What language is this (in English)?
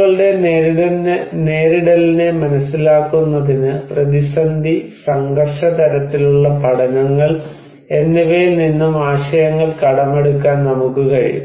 Malayalam